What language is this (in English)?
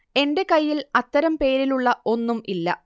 Malayalam